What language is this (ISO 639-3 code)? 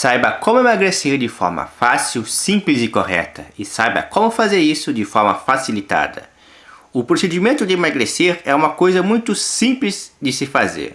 por